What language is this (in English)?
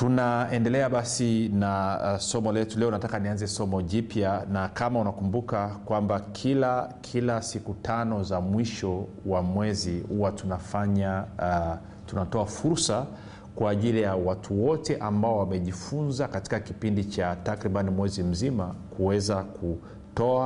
Swahili